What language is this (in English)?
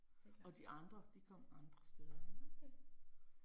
Danish